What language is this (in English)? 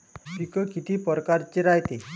Marathi